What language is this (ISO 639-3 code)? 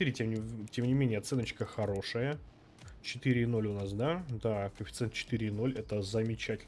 rus